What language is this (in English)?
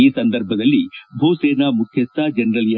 Kannada